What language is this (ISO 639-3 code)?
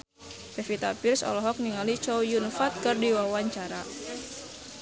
sun